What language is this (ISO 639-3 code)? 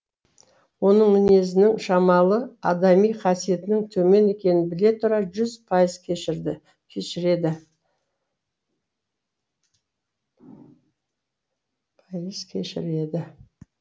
kaz